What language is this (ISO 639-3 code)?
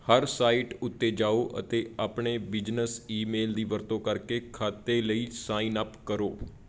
pan